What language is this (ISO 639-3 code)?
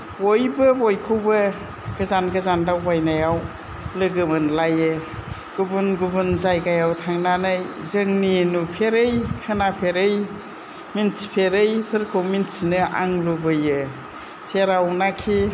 brx